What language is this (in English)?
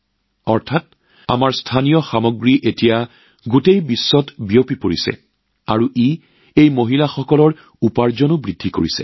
Assamese